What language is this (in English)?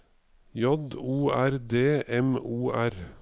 Norwegian